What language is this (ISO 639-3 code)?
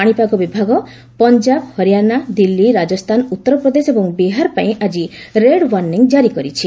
ori